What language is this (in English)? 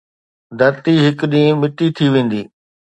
Sindhi